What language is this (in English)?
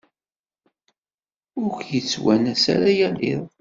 Kabyle